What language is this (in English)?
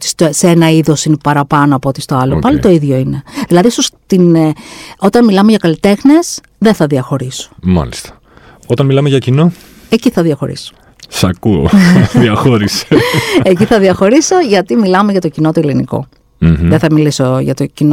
Greek